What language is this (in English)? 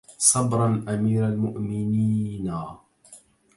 Arabic